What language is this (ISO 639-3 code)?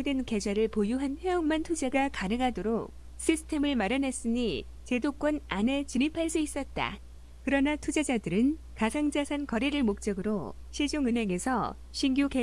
kor